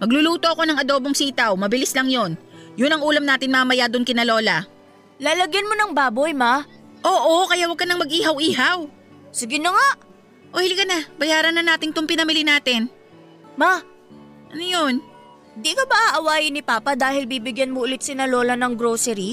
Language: Filipino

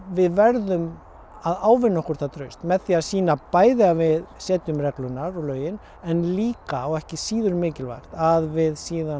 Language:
Icelandic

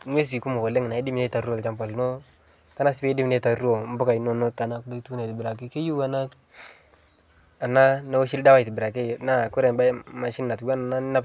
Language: Masai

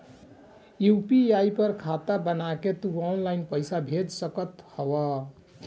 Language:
Bhojpuri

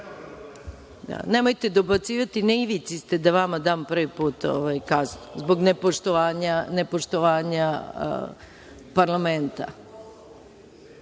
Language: Serbian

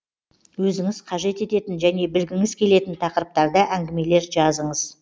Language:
Kazakh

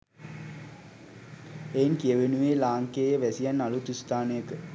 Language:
Sinhala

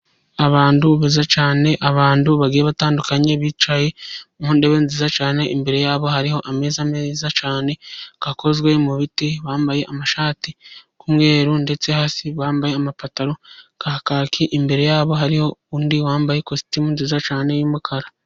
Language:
Kinyarwanda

